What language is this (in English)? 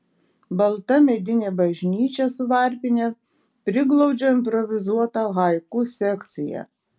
Lithuanian